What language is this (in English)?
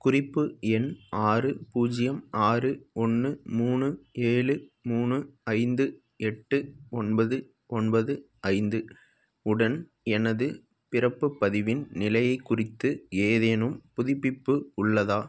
Tamil